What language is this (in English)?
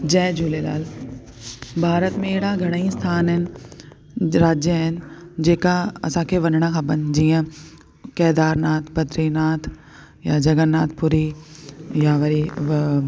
Sindhi